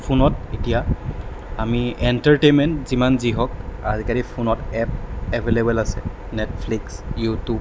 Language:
Assamese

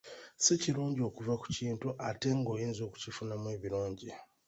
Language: Ganda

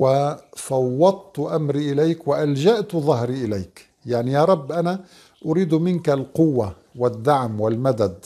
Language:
Arabic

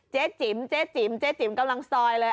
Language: Thai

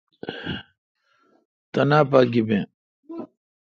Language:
Kalkoti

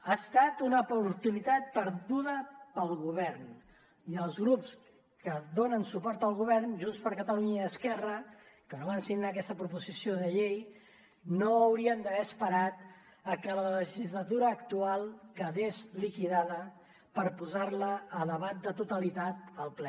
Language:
Catalan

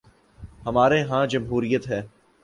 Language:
Urdu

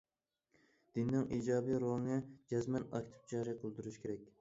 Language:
Uyghur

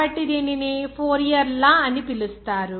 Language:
Telugu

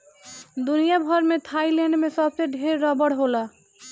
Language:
Bhojpuri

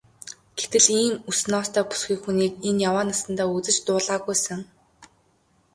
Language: Mongolian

